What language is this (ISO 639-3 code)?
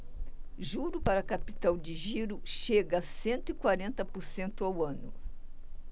por